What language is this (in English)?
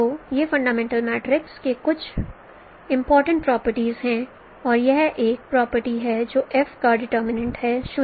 Hindi